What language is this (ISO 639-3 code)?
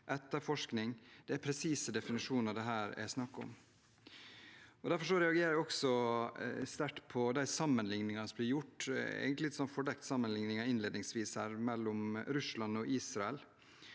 nor